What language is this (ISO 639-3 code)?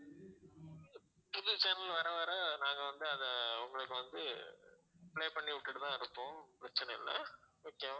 tam